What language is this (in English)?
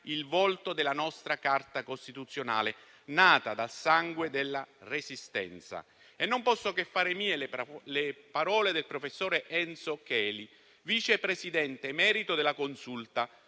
Italian